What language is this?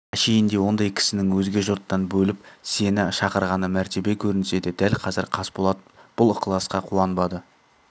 Kazakh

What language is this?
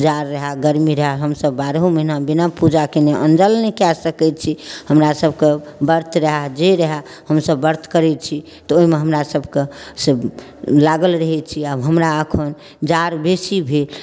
Maithili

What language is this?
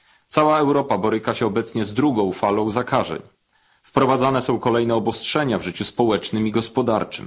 Polish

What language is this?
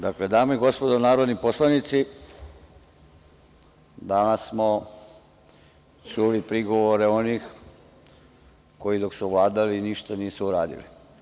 Serbian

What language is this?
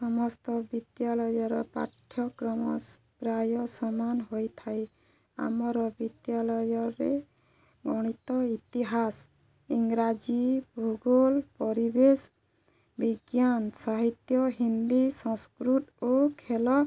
Odia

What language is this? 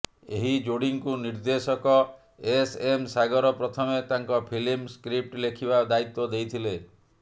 Odia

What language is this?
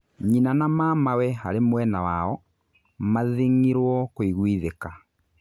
Kikuyu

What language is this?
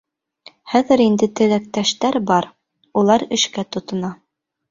Bashkir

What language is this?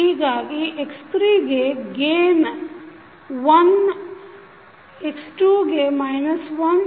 Kannada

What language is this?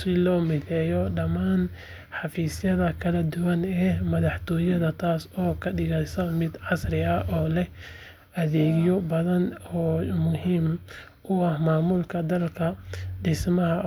Somali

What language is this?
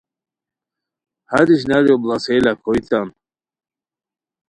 Khowar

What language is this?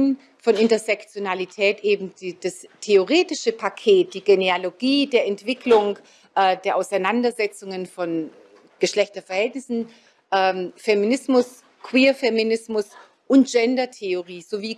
German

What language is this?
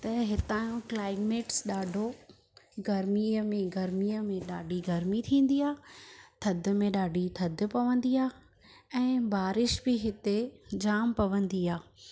Sindhi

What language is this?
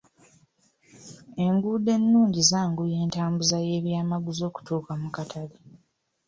Ganda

